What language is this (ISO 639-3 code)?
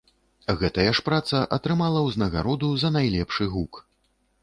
bel